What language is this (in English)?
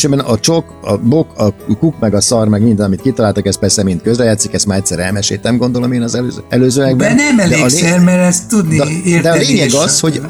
Hungarian